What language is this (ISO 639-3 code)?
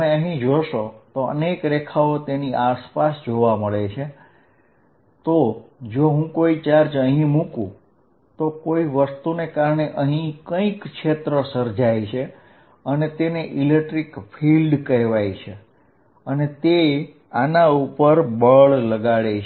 guj